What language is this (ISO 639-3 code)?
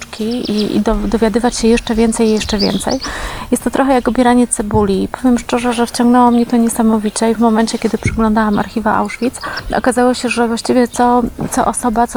pol